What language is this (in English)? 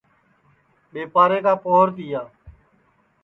Sansi